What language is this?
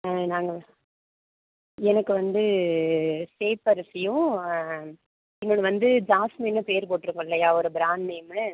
Tamil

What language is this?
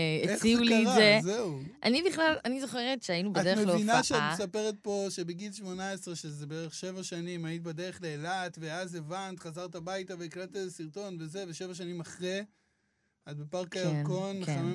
Hebrew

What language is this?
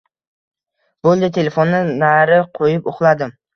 Uzbek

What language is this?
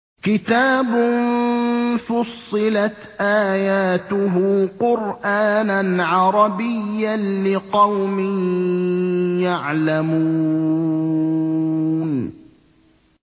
Arabic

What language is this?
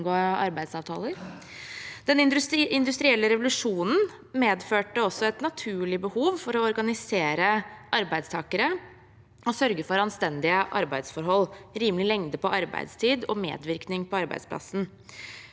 Norwegian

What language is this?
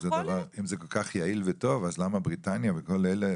Hebrew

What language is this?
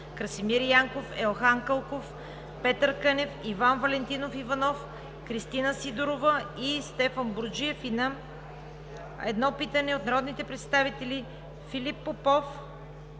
Bulgarian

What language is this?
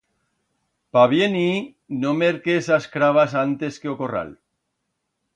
Aragonese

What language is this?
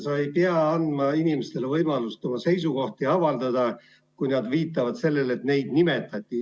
Estonian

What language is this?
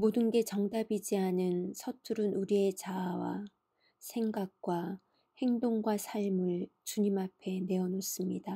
Korean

